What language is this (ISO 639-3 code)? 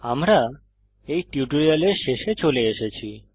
ben